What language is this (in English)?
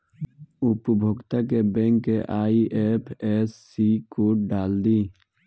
Bhojpuri